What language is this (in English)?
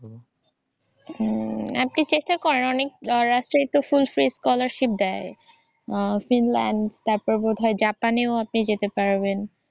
Bangla